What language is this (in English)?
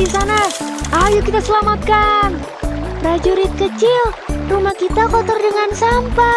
Indonesian